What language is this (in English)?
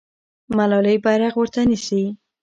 Pashto